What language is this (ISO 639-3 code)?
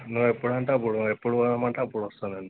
tel